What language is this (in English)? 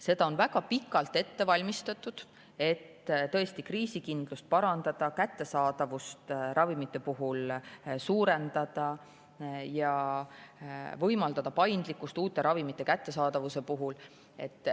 Estonian